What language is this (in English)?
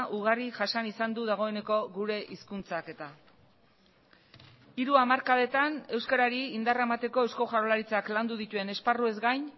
Basque